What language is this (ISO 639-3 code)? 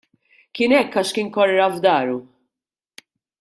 mlt